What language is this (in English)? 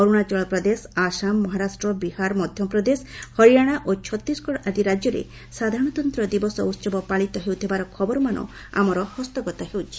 Odia